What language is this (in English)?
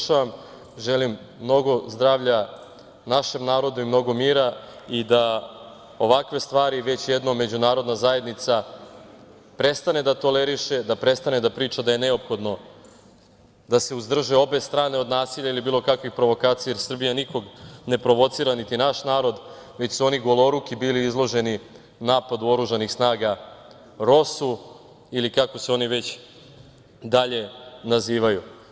Serbian